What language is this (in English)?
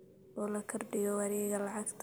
Somali